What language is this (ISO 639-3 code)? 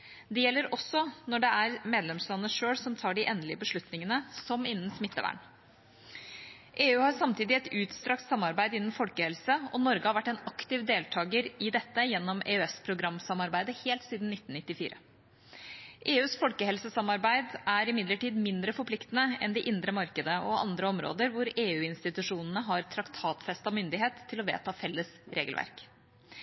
nob